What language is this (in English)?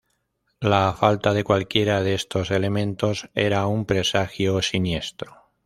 Spanish